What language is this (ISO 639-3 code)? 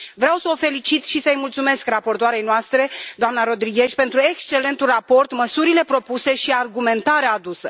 ron